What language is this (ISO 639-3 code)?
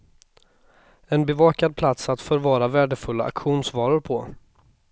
swe